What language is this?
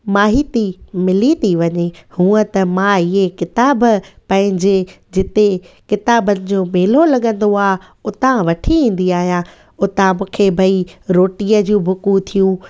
Sindhi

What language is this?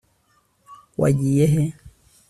Kinyarwanda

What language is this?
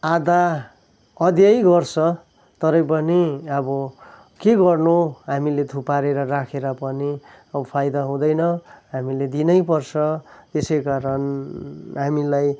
Nepali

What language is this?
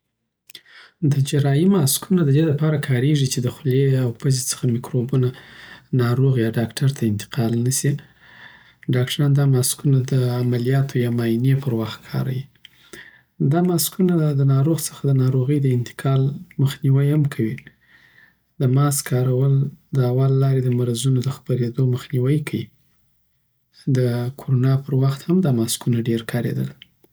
Southern Pashto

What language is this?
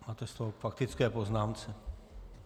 Czech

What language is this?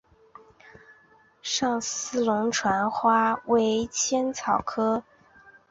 Chinese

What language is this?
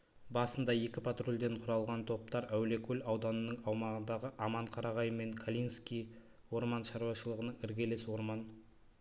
Kazakh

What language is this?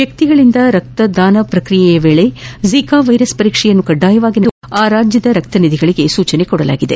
Kannada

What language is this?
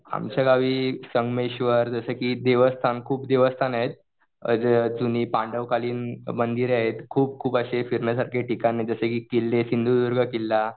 Marathi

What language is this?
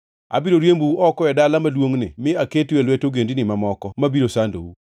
Luo (Kenya and Tanzania)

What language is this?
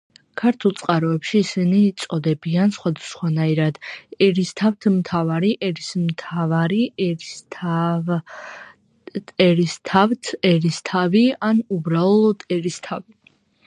Georgian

